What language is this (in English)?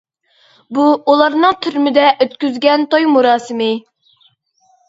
Uyghur